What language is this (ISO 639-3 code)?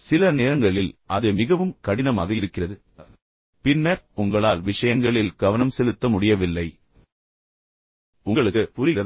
tam